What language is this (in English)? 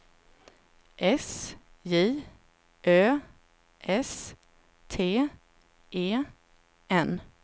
Swedish